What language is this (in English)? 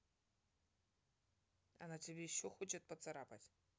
Russian